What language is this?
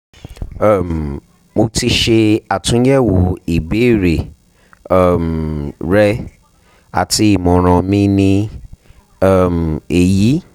Yoruba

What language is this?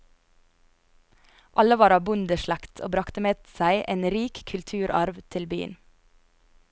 Norwegian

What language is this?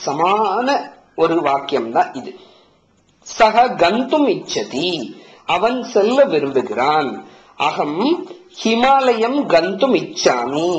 Tamil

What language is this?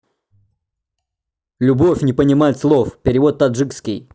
Russian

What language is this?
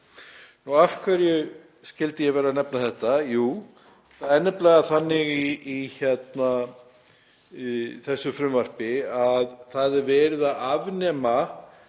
Icelandic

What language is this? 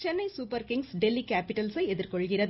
Tamil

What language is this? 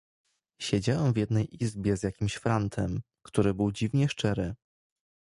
Polish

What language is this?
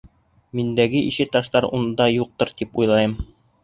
Bashkir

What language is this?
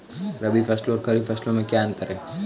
Hindi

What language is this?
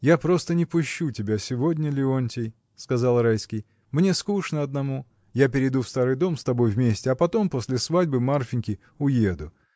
Russian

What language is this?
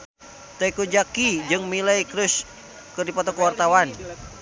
Sundanese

